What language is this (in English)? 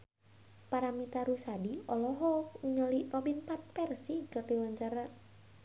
Sundanese